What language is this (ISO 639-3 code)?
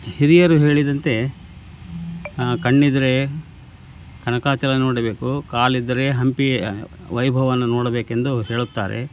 kan